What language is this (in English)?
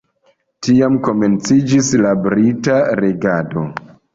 Esperanto